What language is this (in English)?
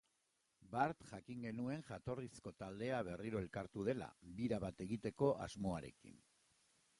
Basque